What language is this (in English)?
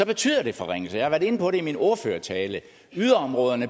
Danish